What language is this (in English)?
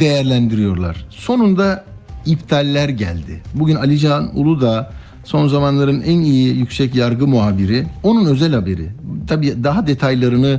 Turkish